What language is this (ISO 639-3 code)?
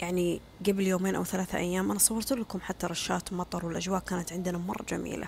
ara